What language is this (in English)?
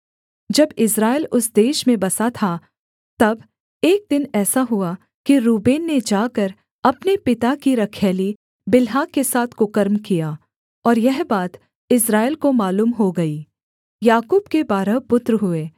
Hindi